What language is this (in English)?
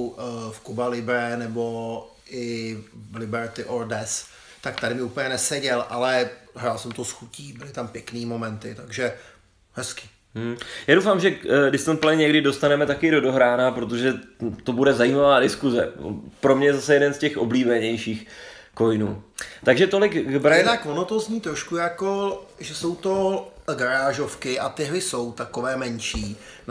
Czech